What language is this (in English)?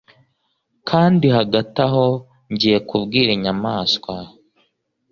Kinyarwanda